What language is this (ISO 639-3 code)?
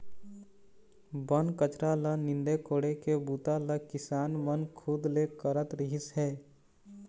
hne